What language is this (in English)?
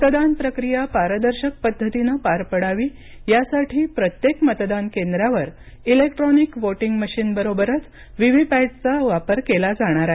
Marathi